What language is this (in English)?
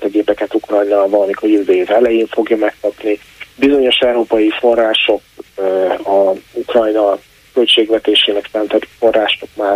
Hungarian